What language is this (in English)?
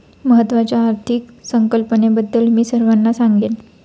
Marathi